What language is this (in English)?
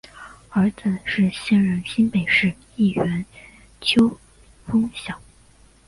Chinese